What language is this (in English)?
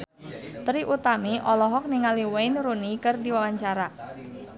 Sundanese